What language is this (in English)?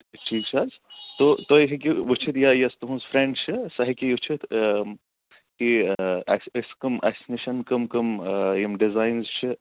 Kashmiri